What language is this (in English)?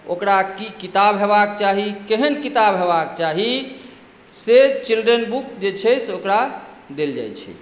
Maithili